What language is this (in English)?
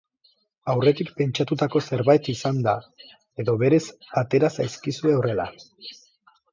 Basque